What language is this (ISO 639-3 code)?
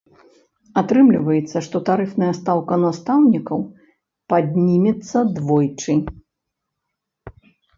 bel